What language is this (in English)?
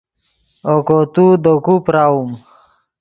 Yidgha